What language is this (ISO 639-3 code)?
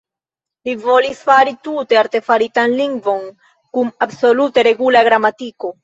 epo